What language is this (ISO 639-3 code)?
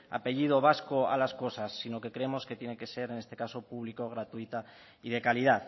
spa